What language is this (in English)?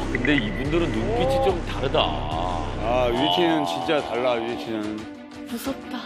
Korean